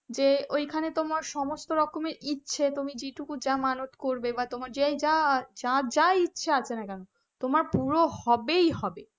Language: Bangla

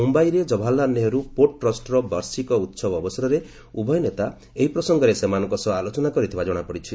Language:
Odia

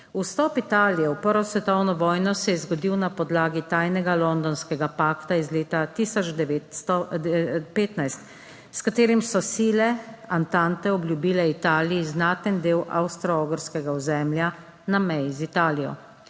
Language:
Slovenian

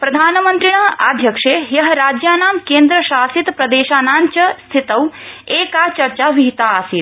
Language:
Sanskrit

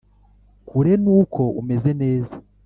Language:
Kinyarwanda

